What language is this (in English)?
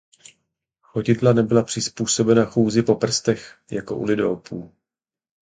Czech